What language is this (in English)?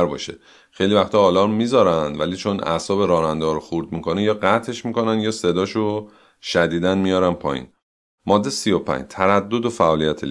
Persian